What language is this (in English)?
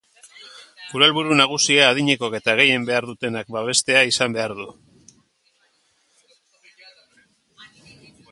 Basque